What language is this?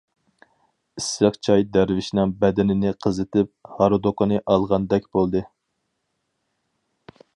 Uyghur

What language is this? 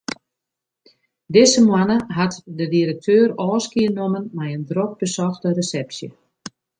Western Frisian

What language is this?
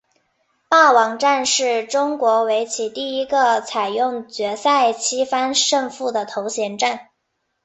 Chinese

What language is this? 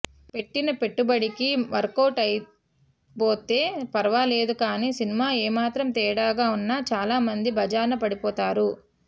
Telugu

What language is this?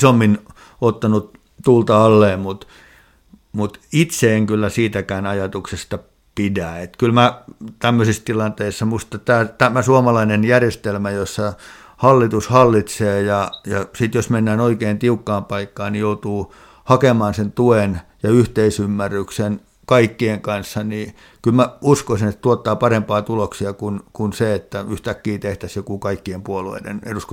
Finnish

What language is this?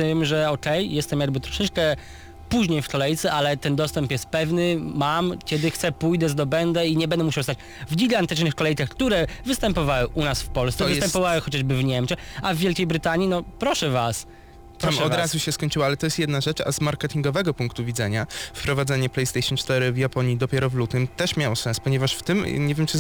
Polish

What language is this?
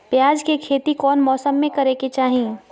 Magahi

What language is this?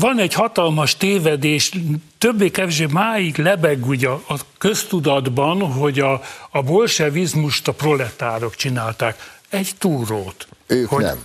Hungarian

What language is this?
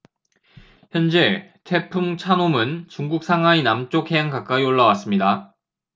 Korean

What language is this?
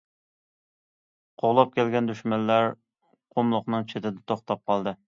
Uyghur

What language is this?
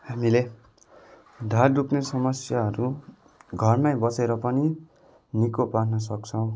Nepali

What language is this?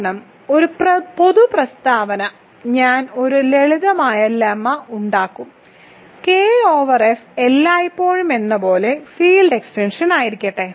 Malayalam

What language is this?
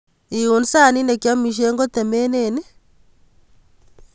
Kalenjin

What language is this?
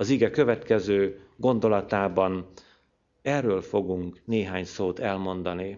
Hungarian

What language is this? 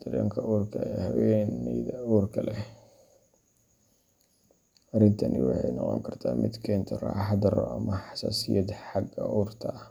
Somali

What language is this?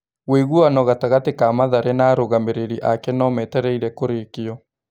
Kikuyu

